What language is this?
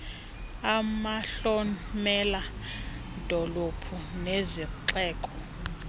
Xhosa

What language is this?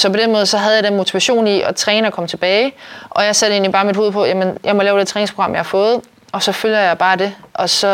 Danish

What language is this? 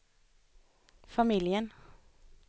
Swedish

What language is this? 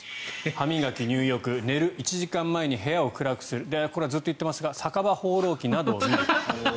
Japanese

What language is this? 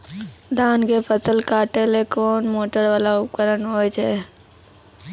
Maithili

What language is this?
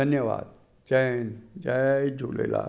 Sindhi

